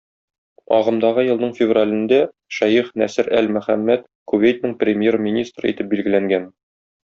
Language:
Tatar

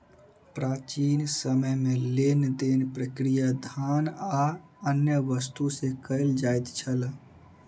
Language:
Maithili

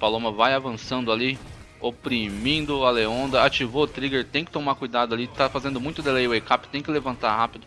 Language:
Portuguese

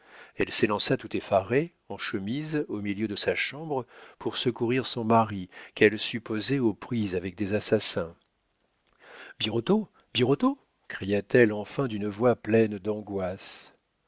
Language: French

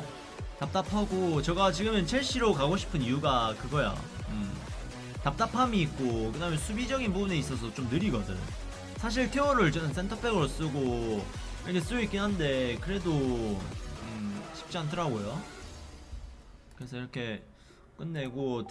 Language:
Korean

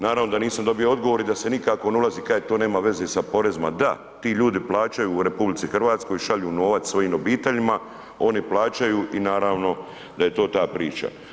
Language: Croatian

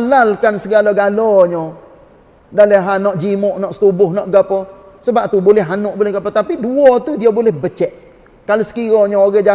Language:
Malay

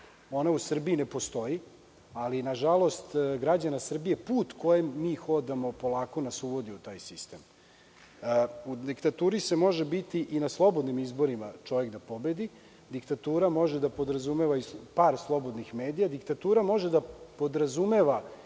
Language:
Serbian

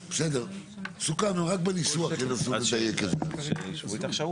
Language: Hebrew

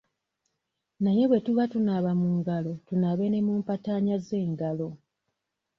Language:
Ganda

